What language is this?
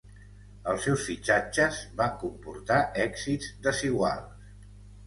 Catalan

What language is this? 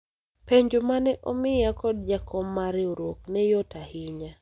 Luo (Kenya and Tanzania)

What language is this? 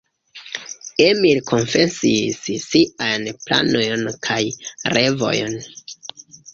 Esperanto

